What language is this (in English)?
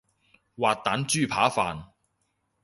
Cantonese